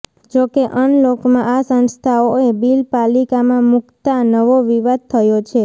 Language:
Gujarati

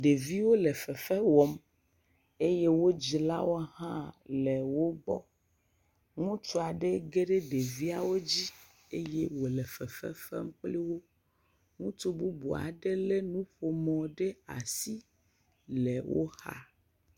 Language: Ewe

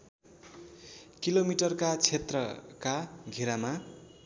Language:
Nepali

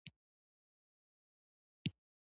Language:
Pashto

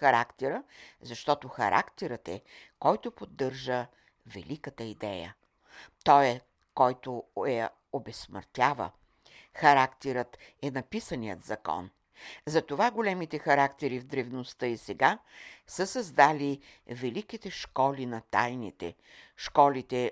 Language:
Bulgarian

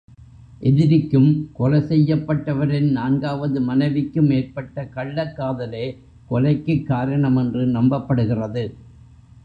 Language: Tamil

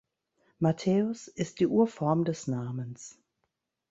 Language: German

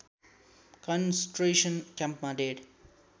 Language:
Nepali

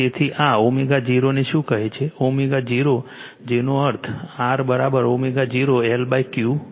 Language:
Gujarati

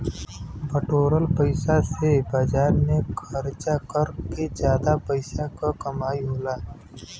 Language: Bhojpuri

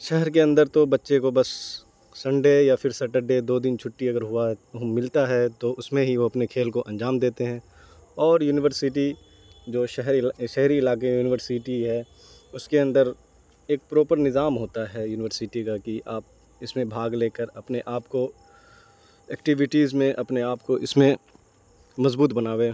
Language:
Urdu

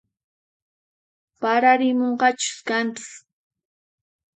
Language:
Puno Quechua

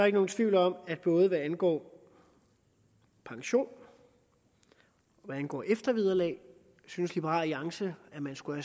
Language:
Danish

